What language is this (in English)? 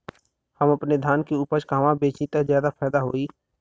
Bhojpuri